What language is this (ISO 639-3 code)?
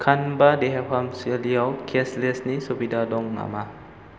brx